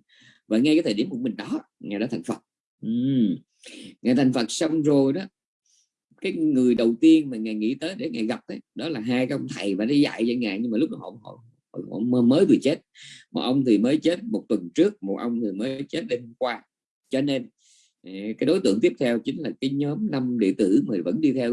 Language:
Vietnamese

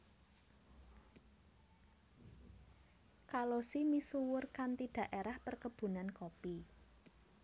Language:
Javanese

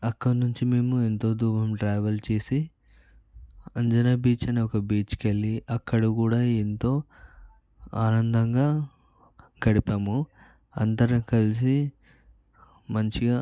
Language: Telugu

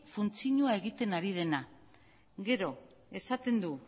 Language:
Basque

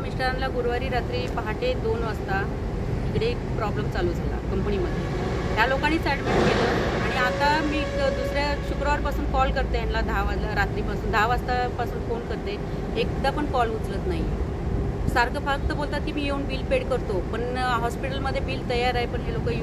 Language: Marathi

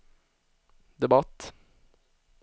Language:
Swedish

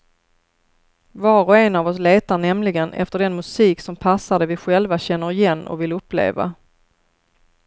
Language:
Swedish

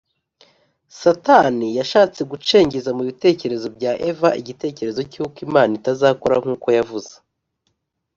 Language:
Kinyarwanda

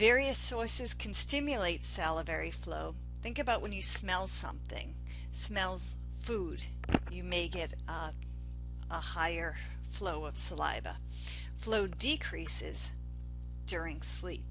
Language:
English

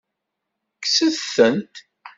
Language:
Kabyle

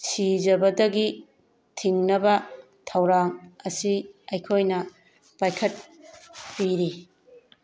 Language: Manipuri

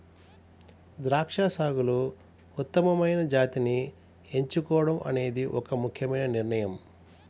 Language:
Telugu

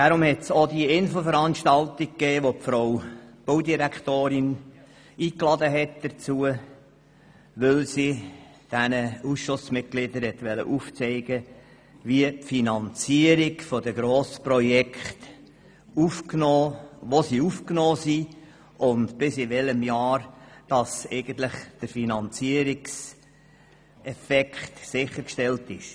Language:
Swiss German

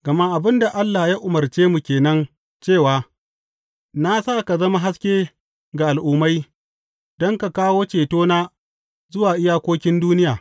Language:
Hausa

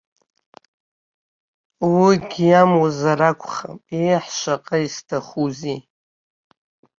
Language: Abkhazian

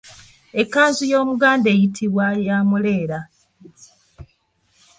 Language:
Ganda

